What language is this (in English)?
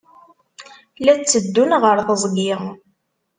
Kabyle